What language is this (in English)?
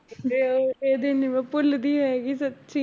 Punjabi